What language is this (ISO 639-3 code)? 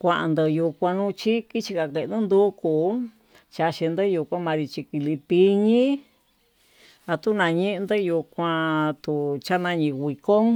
mtu